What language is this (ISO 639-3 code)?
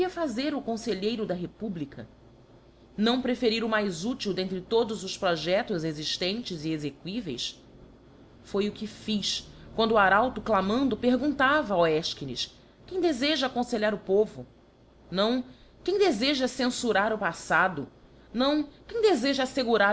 por